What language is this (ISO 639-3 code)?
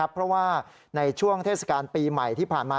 tha